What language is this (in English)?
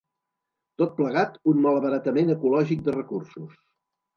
Catalan